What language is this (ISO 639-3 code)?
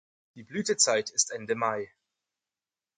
deu